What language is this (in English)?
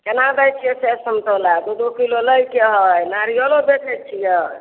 Maithili